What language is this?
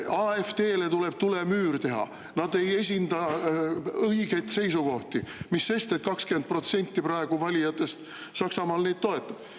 Estonian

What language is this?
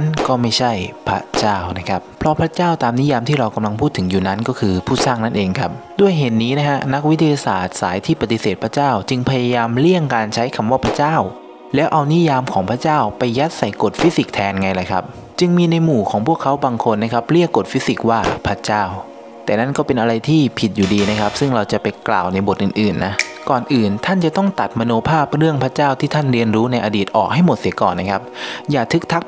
Thai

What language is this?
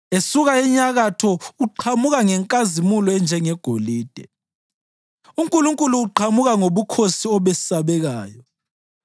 North Ndebele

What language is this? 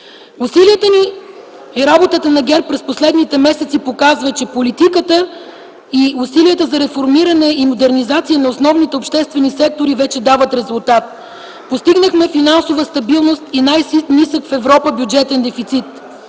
Bulgarian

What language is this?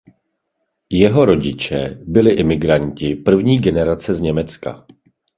Czech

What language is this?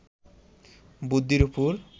Bangla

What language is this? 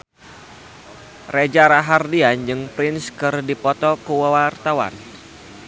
Sundanese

